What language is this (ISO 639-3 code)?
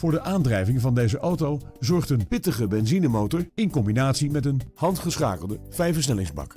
nld